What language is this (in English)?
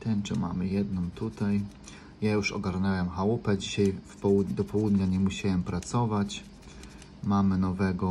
Polish